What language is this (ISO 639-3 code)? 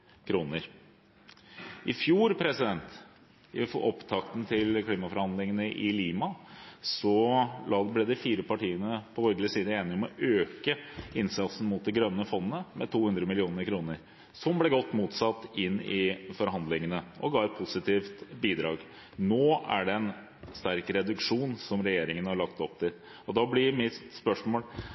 nob